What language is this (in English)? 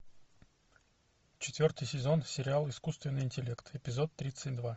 Russian